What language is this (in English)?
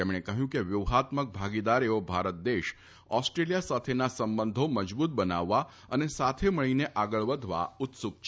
Gujarati